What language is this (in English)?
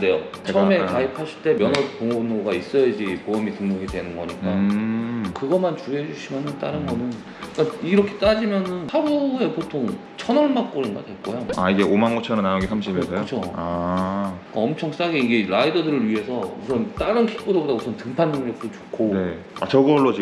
Korean